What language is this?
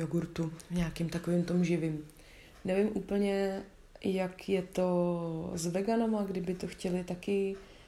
Czech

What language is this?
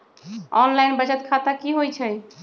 Magahi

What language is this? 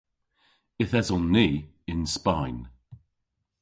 Cornish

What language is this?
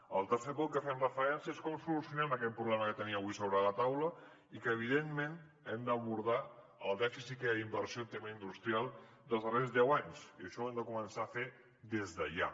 Catalan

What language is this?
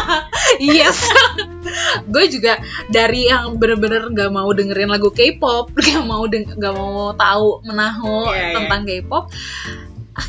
Indonesian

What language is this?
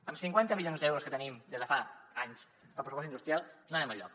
Catalan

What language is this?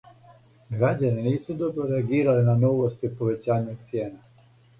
Serbian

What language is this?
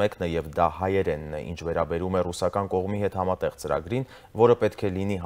Romanian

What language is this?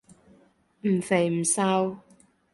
Cantonese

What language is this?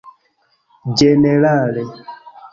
Esperanto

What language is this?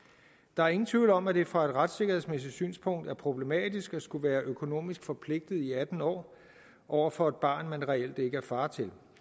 Danish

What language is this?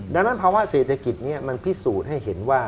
Thai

